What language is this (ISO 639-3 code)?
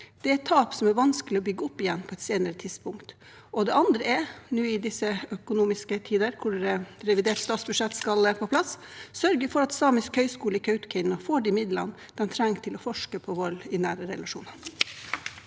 nor